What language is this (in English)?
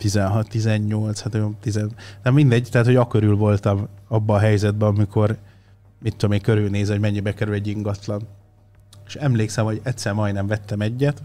Hungarian